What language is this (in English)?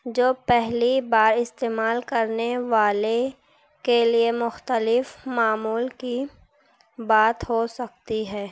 Urdu